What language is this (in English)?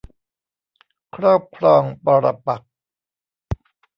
Thai